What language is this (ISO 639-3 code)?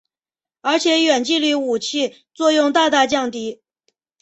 zho